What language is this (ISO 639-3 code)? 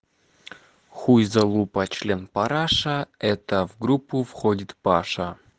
rus